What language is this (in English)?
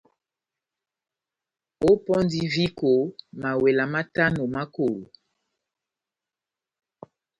Batanga